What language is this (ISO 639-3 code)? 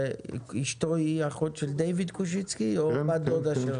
heb